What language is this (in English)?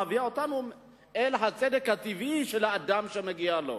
Hebrew